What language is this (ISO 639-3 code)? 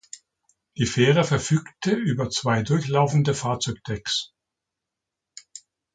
deu